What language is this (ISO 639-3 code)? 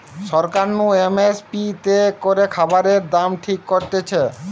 ben